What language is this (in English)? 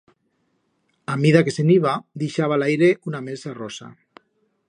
Aragonese